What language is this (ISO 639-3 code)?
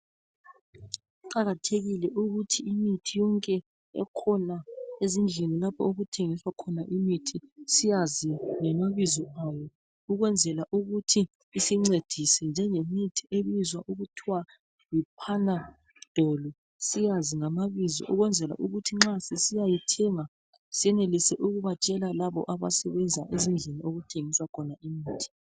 nde